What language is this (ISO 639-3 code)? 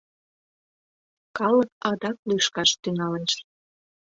chm